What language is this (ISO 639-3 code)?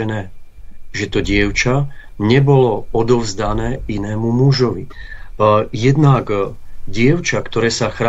ces